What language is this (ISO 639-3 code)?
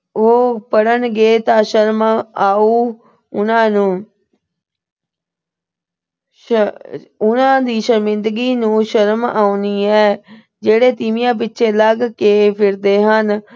pan